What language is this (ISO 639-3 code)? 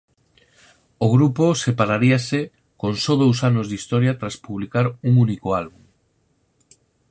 glg